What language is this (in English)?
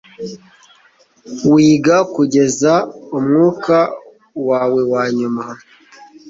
Kinyarwanda